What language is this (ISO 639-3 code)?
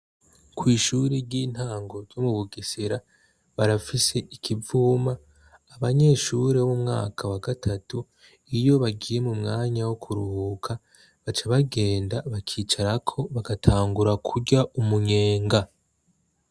run